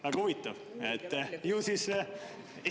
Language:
Estonian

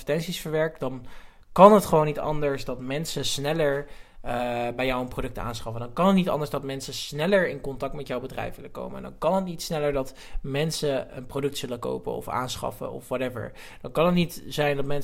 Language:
Dutch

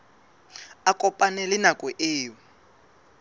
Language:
Southern Sotho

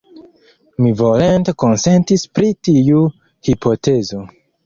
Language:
Esperanto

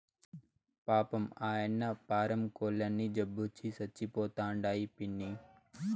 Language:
Telugu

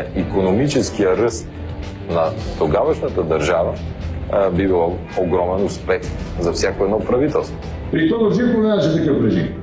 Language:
Bulgarian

